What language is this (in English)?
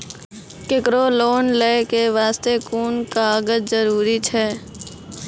Maithili